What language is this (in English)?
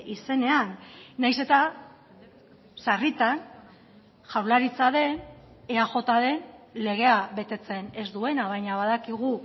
Basque